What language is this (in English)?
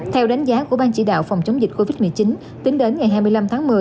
Vietnamese